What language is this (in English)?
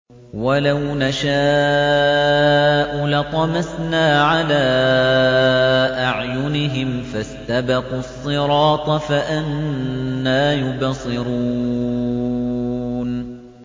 Arabic